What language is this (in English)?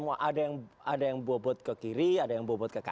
Indonesian